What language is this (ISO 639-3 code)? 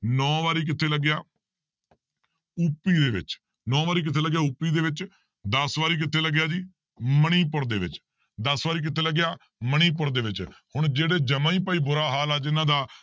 pan